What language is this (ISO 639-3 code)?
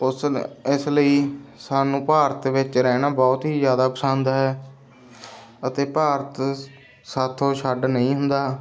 pan